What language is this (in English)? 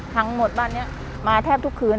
Thai